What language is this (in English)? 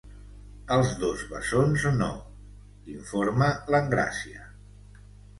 Catalan